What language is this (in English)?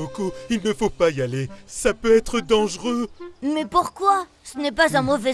French